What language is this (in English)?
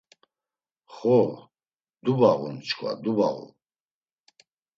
Laz